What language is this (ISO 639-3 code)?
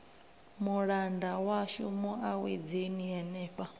ven